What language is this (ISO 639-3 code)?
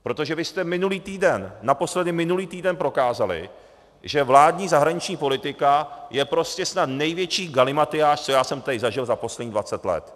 ces